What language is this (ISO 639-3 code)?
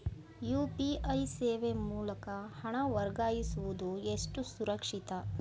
kan